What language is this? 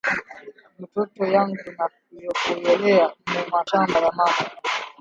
Swahili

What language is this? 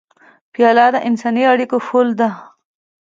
Pashto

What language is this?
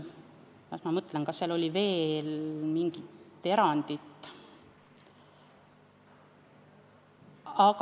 Estonian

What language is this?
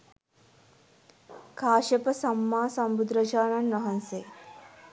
Sinhala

